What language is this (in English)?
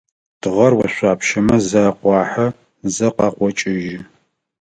Adyghe